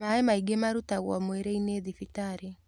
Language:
Kikuyu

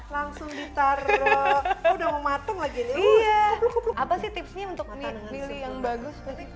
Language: Indonesian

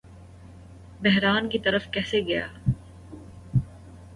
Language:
Urdu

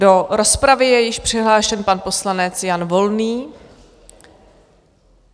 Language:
Czech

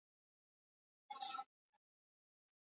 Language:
Basque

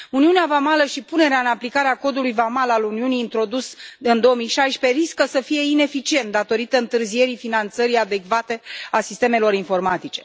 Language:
Romanian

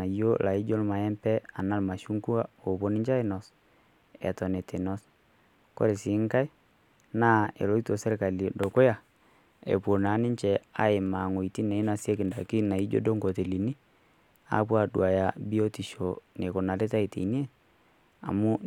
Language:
Masai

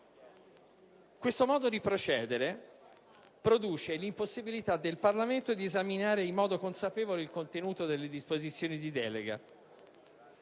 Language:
Italian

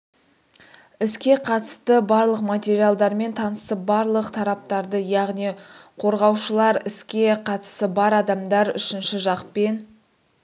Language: Kazakh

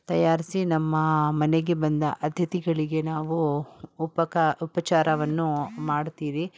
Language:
Kannada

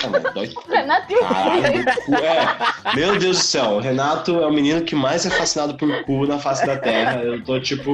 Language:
Portuguese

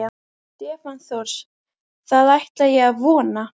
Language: Icelandic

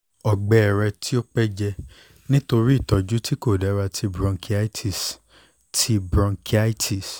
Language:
Yoruba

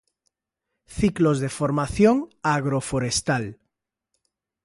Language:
Galician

